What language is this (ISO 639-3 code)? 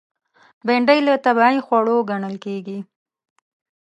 pus